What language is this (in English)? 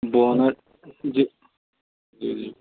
Urdu